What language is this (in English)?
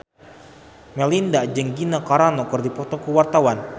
Sundanese